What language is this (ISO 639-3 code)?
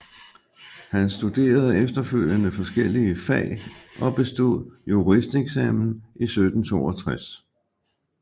dan